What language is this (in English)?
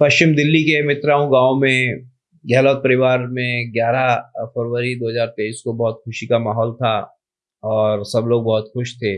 Hindi